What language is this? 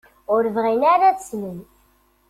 Kabyle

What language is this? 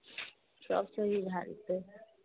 Maithili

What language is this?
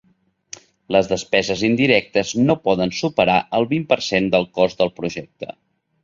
Catalan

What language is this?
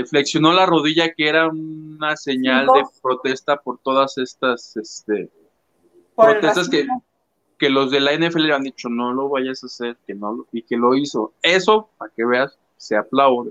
Spanish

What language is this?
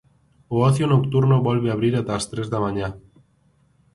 Galician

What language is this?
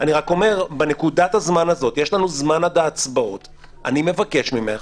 Hebrew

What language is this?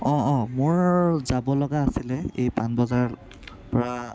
Assamese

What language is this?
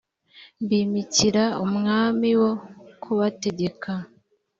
Kinyarwanda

